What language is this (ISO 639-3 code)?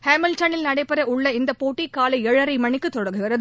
tam